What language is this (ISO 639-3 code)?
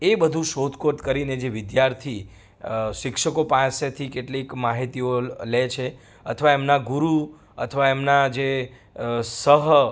guj